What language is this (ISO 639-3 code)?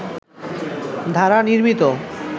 ben